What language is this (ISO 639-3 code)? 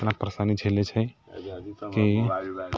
mai